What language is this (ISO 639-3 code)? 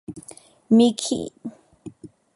hye